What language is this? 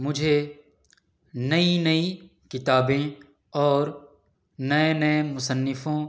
Urdu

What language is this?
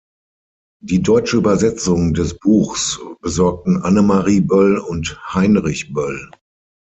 German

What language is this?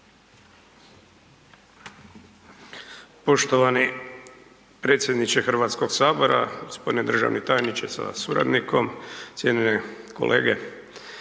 Croatian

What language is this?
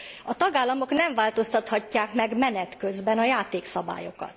Hungarian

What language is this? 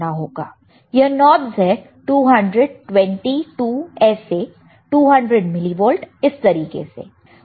Hindi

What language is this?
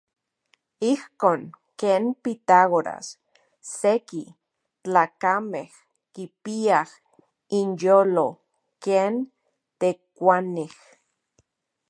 Central Puebla Nahuatl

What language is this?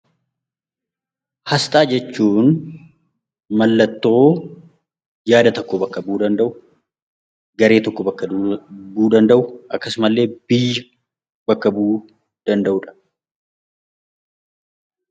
Oromo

